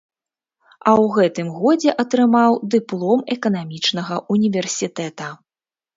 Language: Belarusian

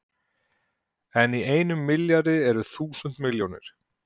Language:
Icelandic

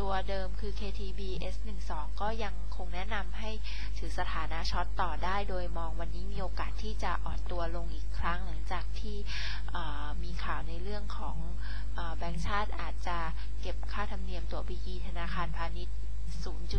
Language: Thai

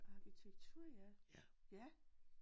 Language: Danish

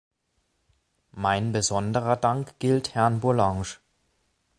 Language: German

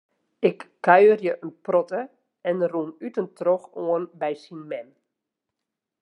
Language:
Western Frisian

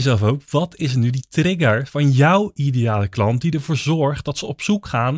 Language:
Dutch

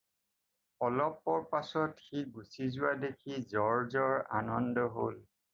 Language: Assamese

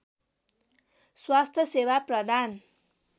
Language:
Nepali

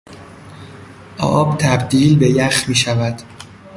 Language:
Persian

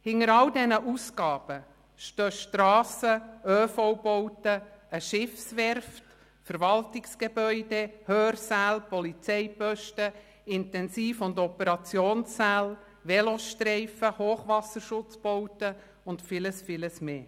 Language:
Swiss German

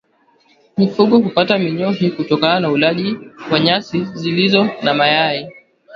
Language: Swahili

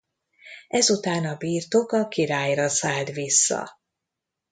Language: Hungarian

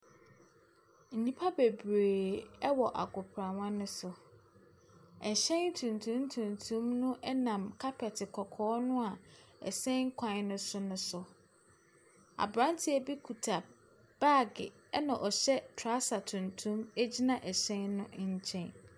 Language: Akan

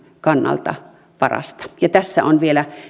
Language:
Finnish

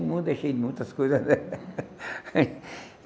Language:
Portuguese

